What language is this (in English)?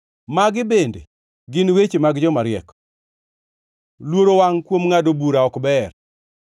Luo (Kenya and Tanzania)